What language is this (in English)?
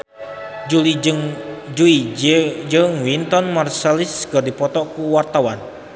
Sundanese